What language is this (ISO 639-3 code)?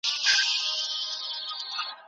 pus